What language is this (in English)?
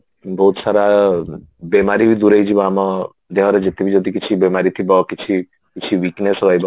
Odia